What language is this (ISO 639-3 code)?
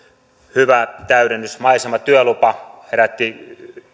fin